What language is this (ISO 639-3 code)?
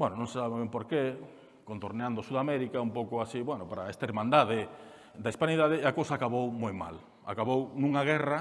spa